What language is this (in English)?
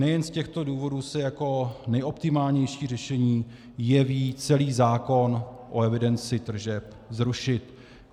Czech